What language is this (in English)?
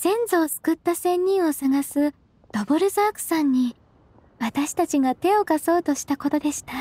Japanese